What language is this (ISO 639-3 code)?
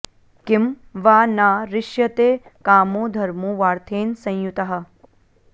san